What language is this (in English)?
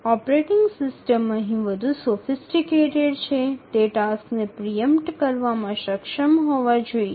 Gujarati